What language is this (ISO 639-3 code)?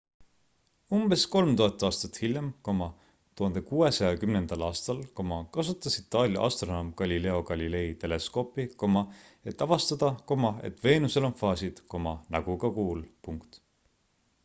est